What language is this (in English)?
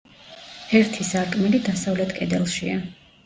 Georgian